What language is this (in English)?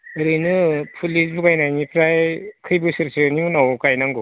Bodo